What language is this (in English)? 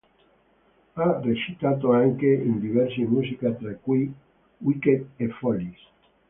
Italian